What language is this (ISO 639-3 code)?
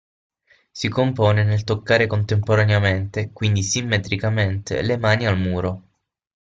ita